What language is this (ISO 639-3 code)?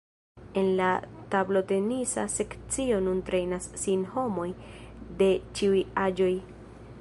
epo